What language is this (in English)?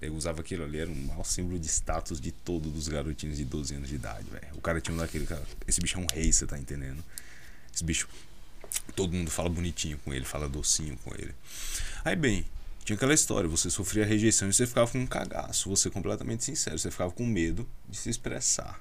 Portuguese